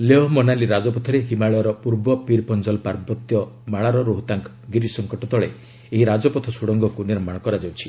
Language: Odia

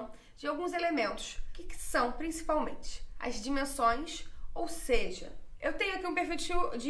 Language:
Portuguese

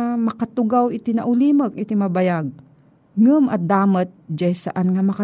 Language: Filipino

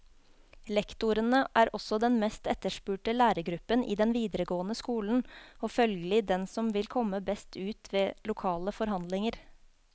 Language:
Norwegian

